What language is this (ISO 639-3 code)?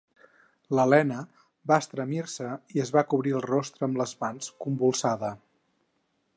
cat